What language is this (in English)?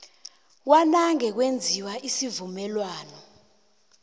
South Ndebele